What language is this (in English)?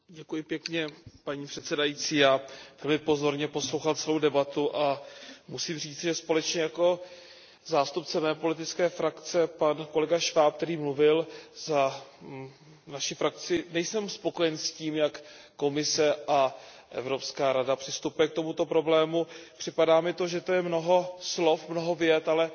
Czech